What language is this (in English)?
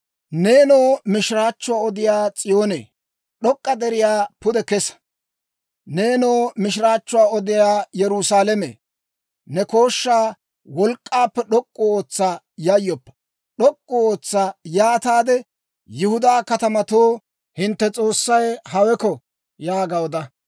Dawro